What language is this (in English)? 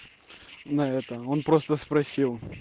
Russian